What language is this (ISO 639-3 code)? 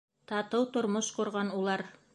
bak